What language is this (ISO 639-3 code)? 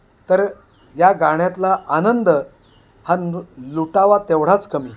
mar